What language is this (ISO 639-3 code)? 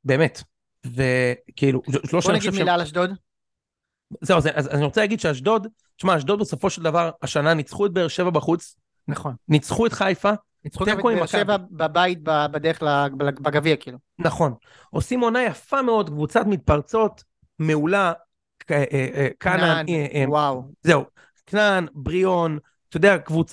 heb